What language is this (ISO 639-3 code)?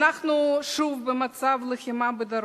heb